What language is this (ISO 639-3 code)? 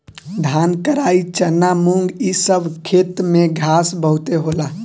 bho